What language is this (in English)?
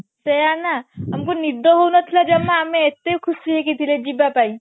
Odia